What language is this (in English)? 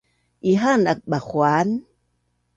Bunun